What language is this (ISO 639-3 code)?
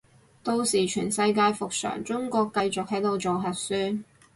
yue